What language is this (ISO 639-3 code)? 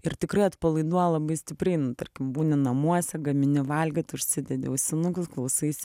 lit